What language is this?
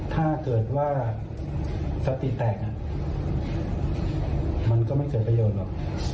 Thai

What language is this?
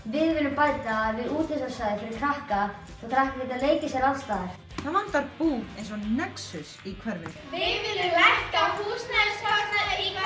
Icelandic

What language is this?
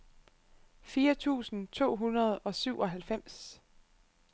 Danish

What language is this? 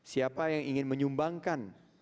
Indonesian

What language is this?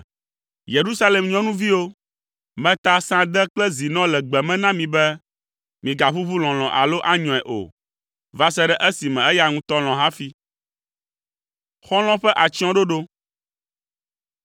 Ewe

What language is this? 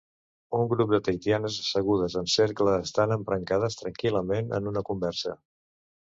Catalan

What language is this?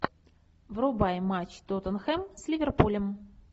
Russian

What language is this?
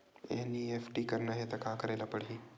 Chhattisgarhi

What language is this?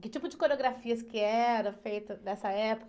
Portuguese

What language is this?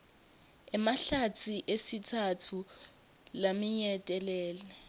Swati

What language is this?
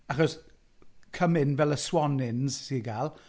Welsh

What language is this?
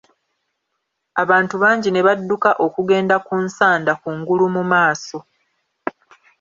Ganda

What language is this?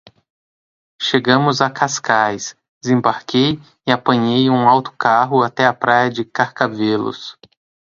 Portuguese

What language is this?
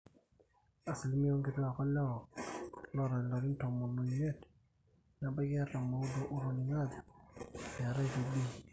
Masai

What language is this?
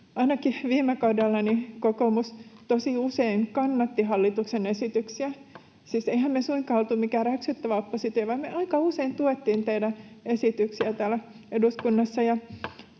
Finnish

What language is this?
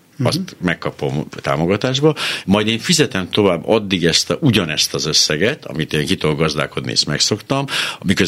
Hungarian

